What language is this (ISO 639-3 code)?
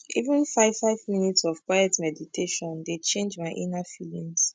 pcm